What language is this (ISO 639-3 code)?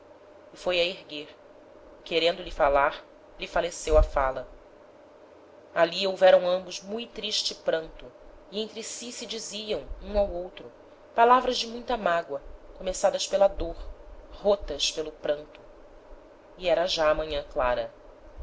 por